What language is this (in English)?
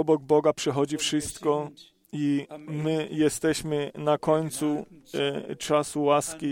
Polish